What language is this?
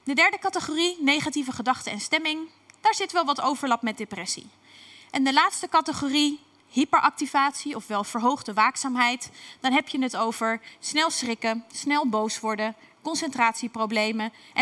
Dutch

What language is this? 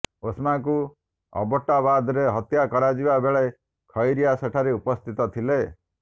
Odia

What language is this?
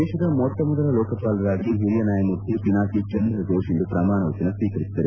Kannada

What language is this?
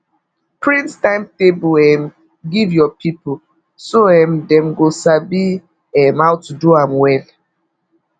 Nigerian Pidgin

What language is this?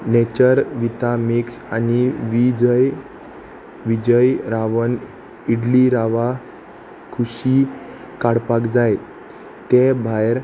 Konkani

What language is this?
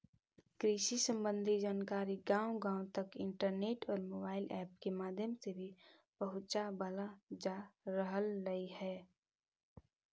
Magahi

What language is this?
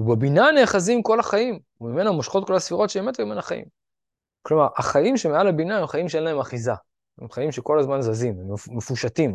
Hebrew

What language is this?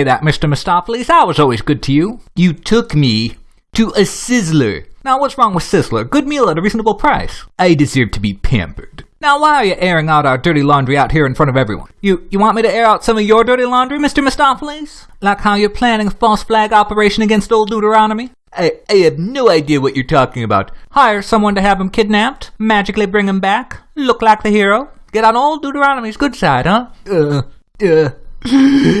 English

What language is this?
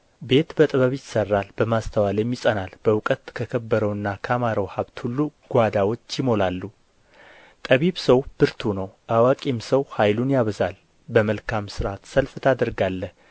Amharic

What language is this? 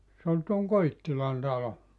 Finnish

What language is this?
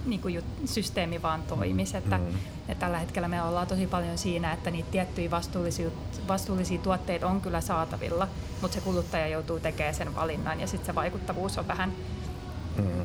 Finnish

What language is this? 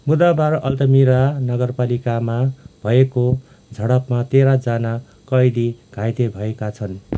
Nepali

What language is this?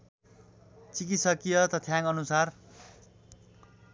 Nepali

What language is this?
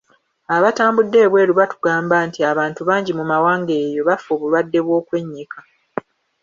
Ganda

